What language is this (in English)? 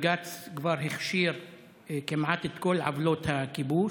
Hebrew